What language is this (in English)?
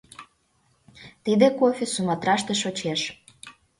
Mari